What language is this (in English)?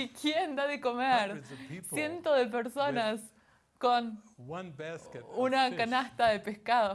Spanish